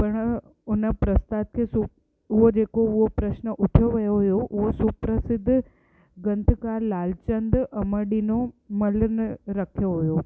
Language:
Sindhi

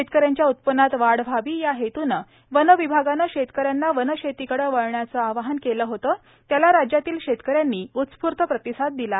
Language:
Marathi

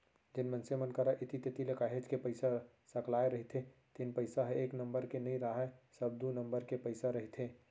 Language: Chhattisgarhi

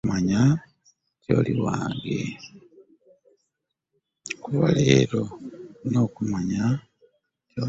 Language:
Ganda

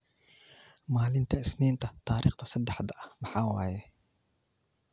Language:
Somali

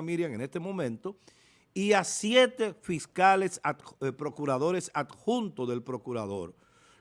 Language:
Spanish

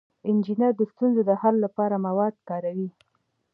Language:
Pashto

